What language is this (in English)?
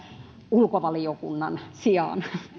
Finnish